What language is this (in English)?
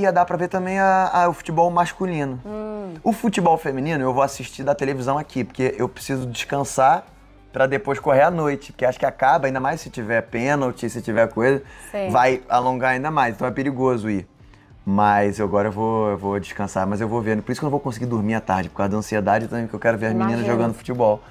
Portuguese